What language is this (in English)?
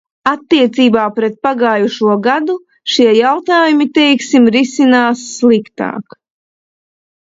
Latvian